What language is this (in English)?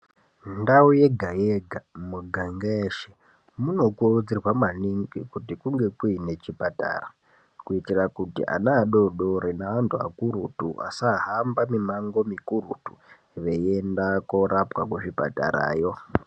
Ndau